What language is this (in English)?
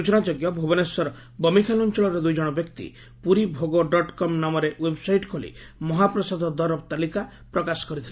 Odia